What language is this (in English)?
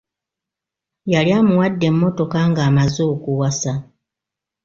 Ganda